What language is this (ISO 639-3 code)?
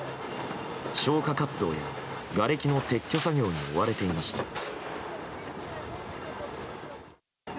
jpn